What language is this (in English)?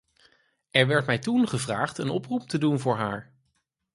Dutch